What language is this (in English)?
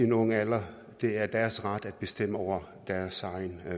Danish